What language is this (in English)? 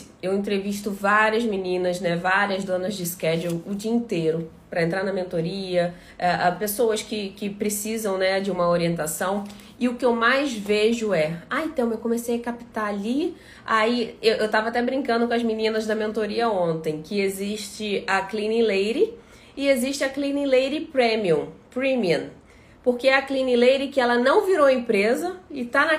Portuguese